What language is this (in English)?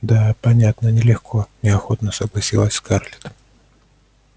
Russian